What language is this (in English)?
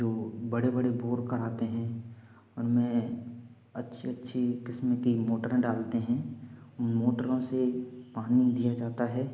Hindi